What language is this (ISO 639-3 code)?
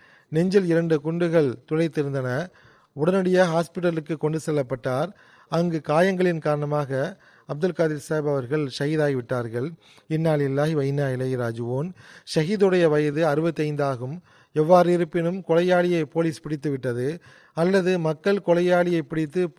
tam